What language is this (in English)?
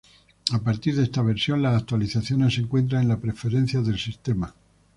Spanish